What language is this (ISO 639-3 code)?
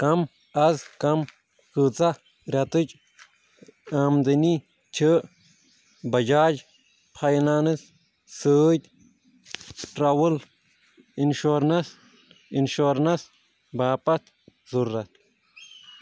kas